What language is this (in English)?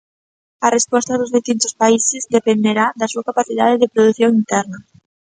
Galician